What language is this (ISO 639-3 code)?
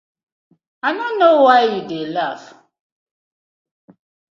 pcm